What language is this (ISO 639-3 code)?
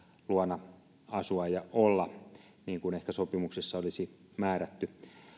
fin